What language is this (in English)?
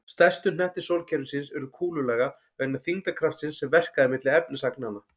Icelandic